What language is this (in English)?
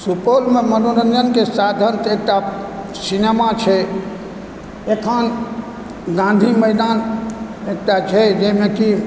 Maithili